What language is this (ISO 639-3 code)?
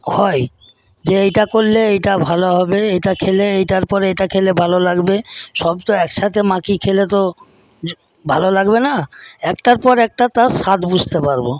ben